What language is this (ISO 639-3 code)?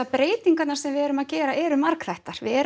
isl